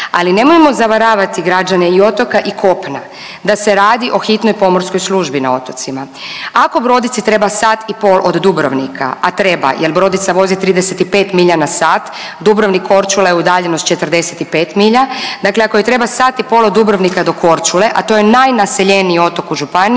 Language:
Croatian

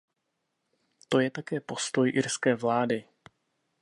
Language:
Czech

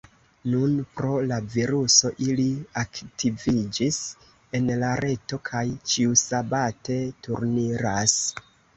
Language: Esperanto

